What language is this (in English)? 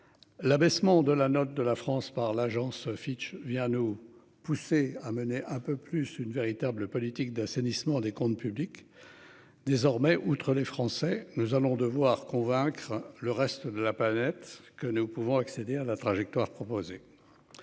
French